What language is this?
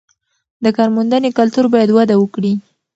Pashto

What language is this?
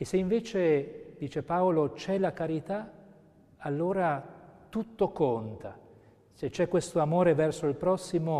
Italian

